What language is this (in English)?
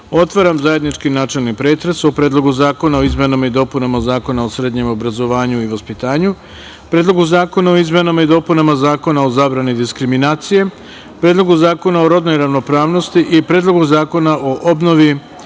Serbian